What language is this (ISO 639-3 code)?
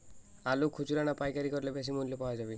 ben